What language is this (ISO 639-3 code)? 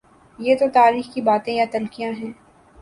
urd